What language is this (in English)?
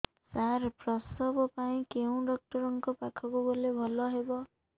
Odia